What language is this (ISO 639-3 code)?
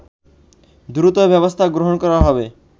ben